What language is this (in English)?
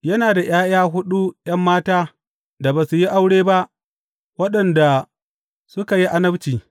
Hausa